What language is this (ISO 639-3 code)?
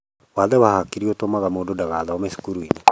kik